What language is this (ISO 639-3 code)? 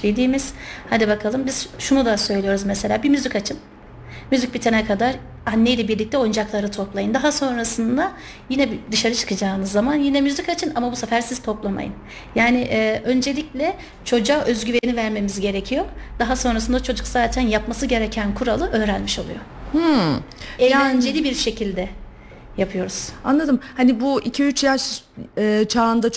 tur